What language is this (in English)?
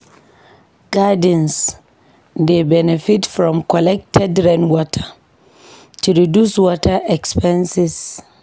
Nigerian Pidgin